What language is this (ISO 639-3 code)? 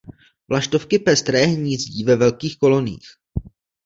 ces